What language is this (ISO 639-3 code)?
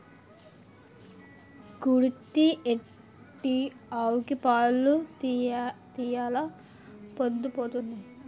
tel